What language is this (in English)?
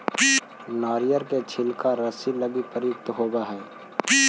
Magahi